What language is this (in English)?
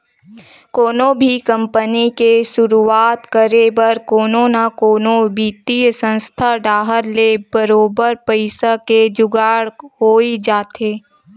Chhattisgarhi